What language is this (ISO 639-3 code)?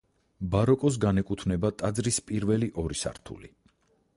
kat